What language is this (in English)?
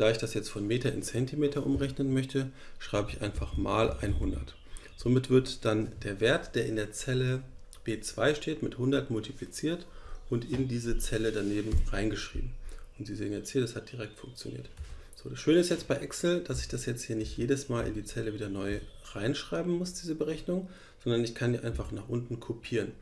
German